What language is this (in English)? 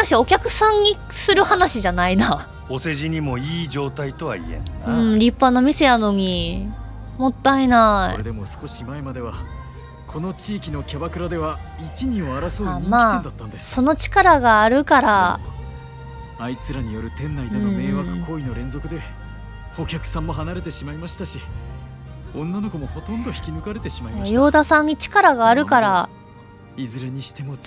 Japanese